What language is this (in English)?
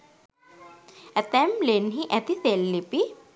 Sinhala